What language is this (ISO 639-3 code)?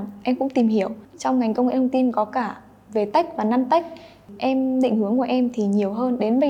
vie